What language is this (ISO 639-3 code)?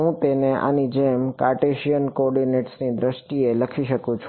guj